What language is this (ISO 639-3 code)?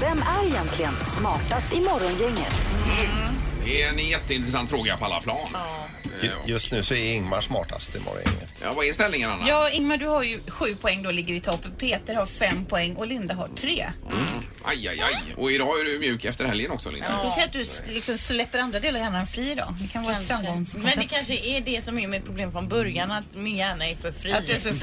swe